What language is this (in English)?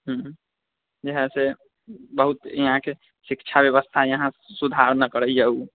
Maithili